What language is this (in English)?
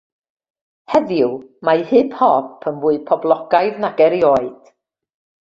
Welsh